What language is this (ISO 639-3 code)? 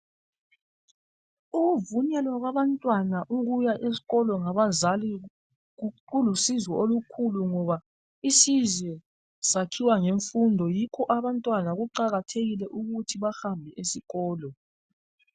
nde